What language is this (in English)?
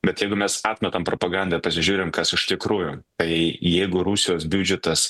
Lithuanian